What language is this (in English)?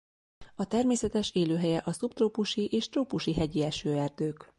Hungarian